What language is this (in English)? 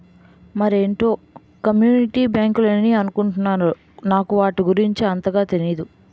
Telugu